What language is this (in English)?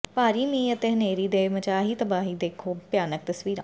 Punjabi